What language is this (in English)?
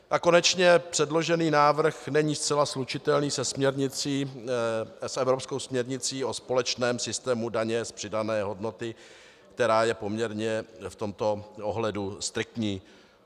Czech